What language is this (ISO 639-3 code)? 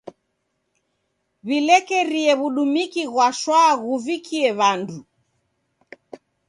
dav